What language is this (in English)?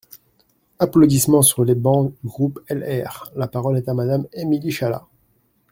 French